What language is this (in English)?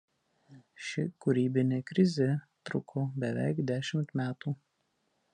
Lithuanian